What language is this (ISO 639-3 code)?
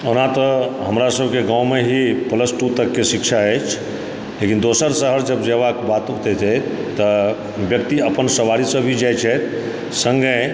mai